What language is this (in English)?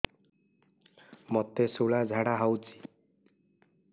Odia